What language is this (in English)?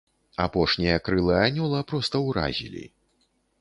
Belarusian